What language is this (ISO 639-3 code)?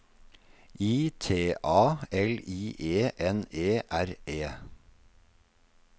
nor